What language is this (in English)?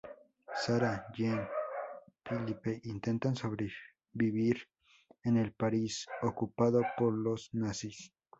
Spanish